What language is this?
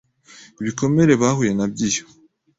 Kinyarwanda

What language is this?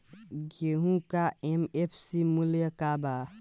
Bhojpuri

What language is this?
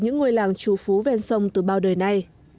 Vietnamese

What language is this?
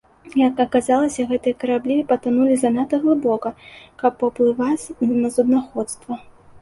Belarusian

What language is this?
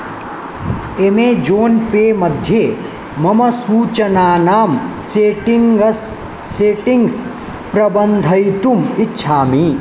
Sanskrit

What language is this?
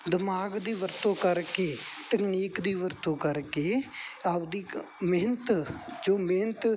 Punjabi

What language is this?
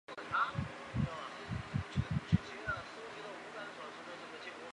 Chinese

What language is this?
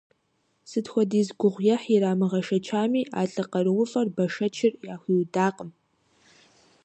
Kabardian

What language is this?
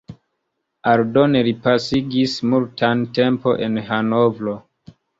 Esperanto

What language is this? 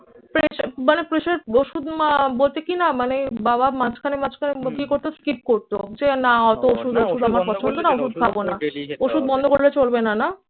Bangla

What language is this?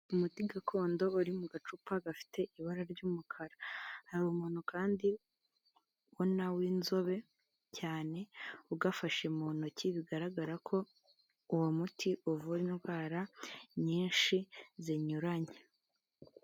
Kinyarwanda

